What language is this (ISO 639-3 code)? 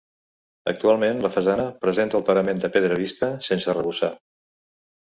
cat